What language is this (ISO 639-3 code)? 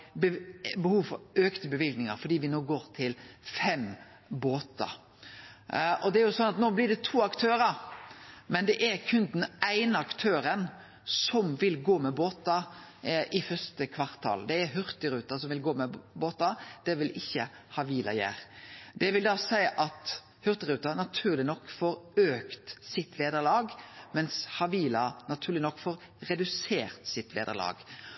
nno